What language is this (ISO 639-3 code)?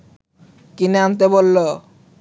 ben